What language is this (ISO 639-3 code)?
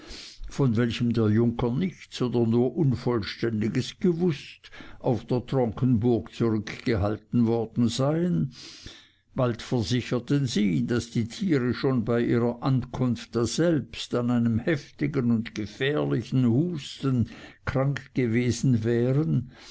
deu